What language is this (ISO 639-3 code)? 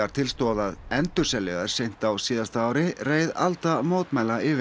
isl